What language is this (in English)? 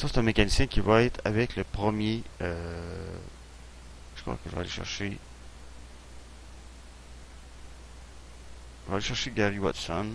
French